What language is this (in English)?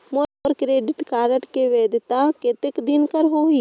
Chhattisgarhi